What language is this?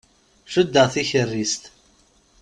Kabyle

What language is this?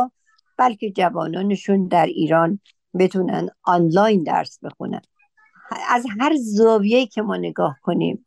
Persian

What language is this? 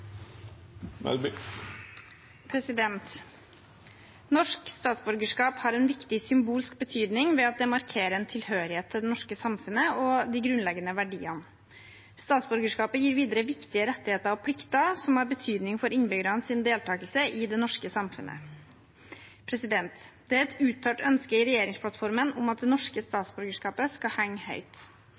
Norwegian Bokmål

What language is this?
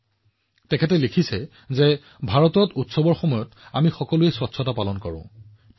Assamese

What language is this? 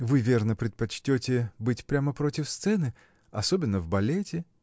Russian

